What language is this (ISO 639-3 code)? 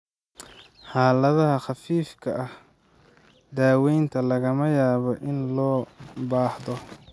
som